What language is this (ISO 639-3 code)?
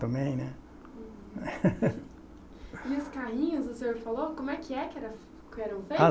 por